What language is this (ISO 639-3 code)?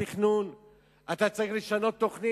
heb